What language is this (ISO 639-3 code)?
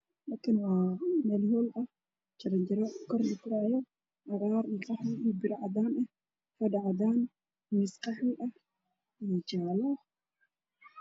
som